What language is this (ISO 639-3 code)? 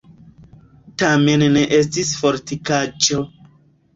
epo